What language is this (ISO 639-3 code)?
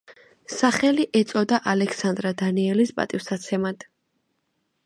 kat